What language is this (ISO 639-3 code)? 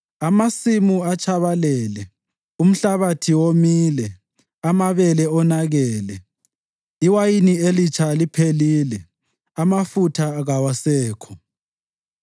nde